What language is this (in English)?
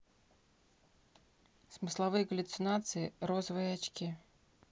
Russian